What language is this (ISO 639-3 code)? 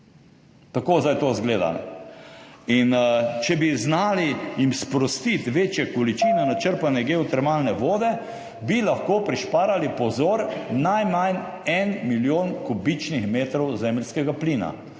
slv